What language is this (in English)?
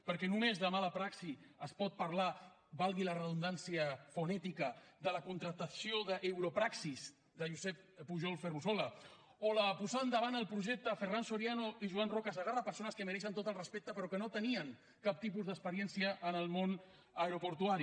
Catalan